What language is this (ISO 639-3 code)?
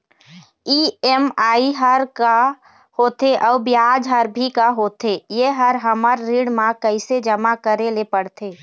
hne